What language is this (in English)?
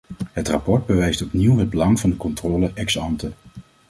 Dutch